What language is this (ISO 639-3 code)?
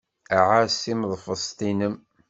kab